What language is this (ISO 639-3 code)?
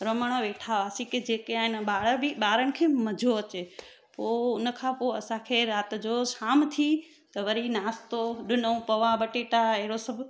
snd